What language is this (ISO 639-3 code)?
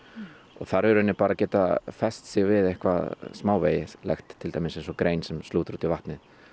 isl